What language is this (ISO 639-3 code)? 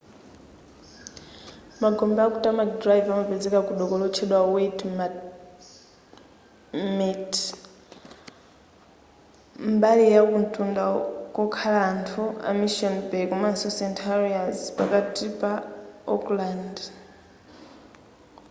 nya